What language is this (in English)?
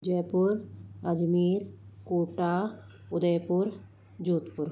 Hindi